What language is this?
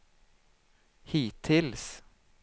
Swedish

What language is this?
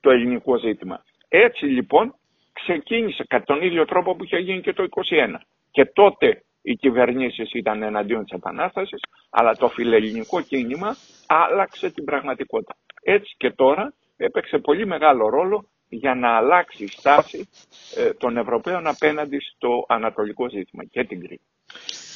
Greek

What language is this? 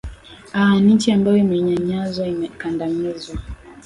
Swahili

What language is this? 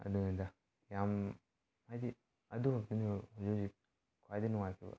Manipuri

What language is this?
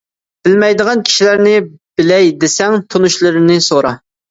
Uyghur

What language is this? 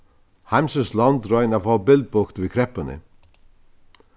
Faroese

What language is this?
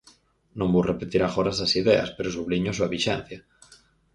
Galician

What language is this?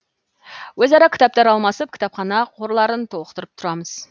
Kazakh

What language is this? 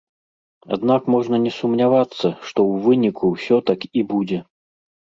Belarusian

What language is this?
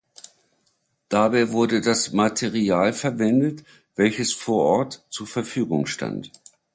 German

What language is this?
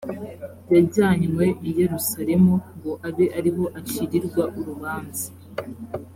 Kinyarwanda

